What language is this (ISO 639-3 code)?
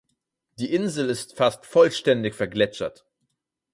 deu